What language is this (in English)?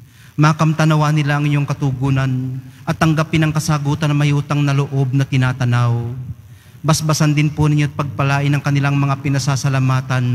Filipino